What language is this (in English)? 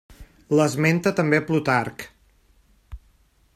Catalan